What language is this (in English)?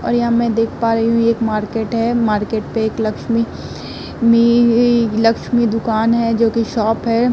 Hindi